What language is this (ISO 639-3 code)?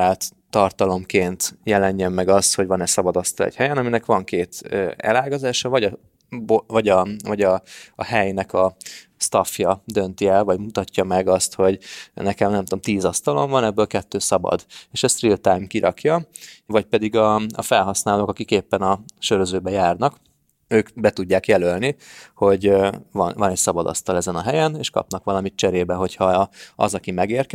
hun